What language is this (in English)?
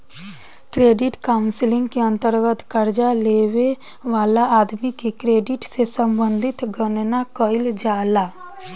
Bhojpuri